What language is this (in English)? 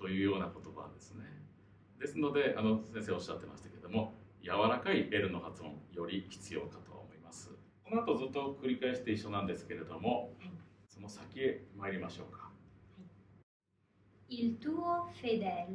Japanese